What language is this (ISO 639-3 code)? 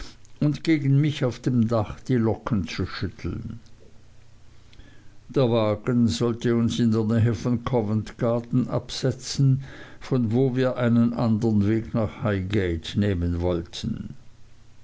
deu